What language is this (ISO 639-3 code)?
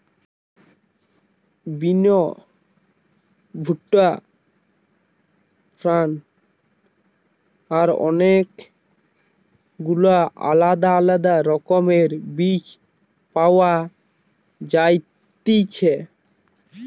ben